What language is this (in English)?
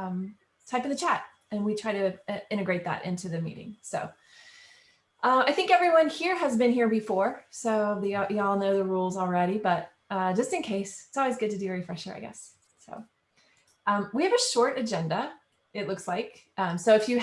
English